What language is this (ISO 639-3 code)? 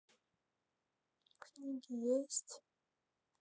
rus